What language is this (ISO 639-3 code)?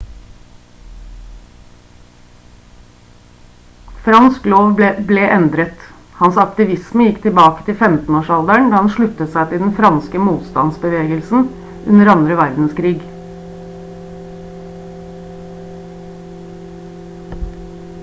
nob